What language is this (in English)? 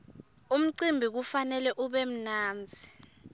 Swati